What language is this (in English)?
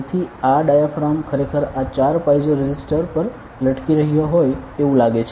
Gujarati